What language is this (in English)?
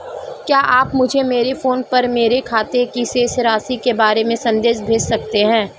Hindi